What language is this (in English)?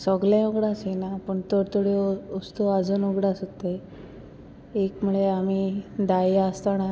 Konkani